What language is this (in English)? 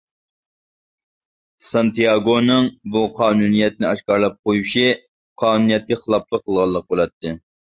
Uyghur